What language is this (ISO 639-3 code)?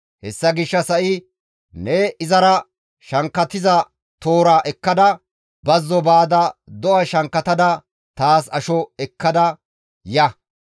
gmv